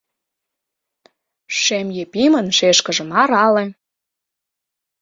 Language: Mari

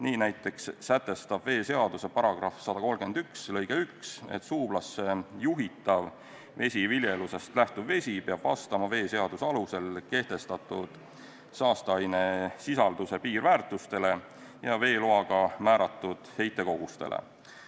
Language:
Estonian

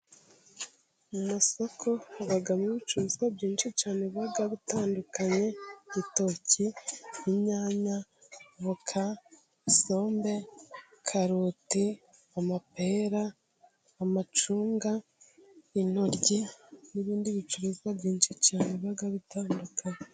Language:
Kinyarwanda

